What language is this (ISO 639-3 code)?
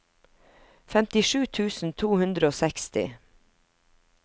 nor